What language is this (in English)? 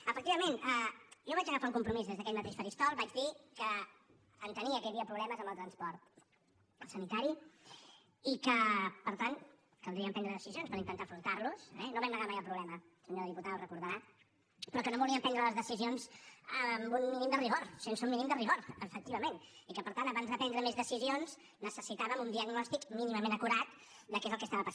Catalan